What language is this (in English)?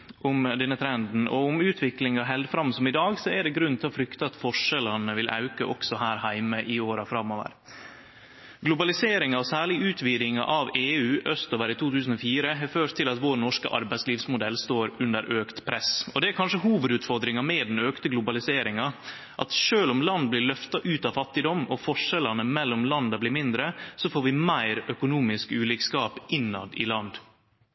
Norwegian Nynorsk